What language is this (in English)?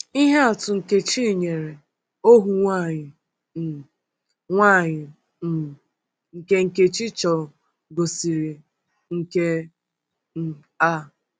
Igbo